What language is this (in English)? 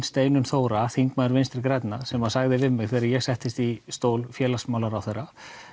Icelandic